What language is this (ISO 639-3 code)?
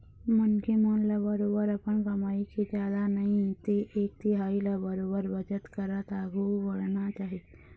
hne